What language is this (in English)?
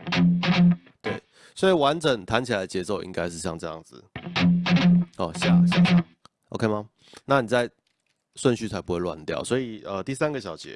Chinese